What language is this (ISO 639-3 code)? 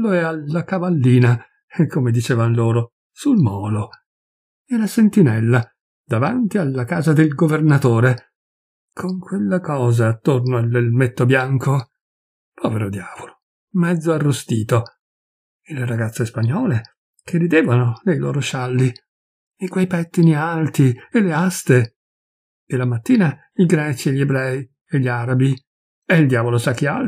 ita